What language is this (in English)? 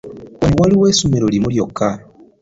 Ganda